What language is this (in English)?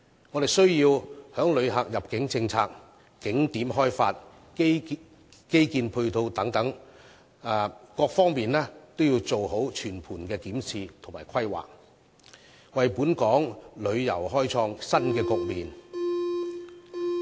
Cantonese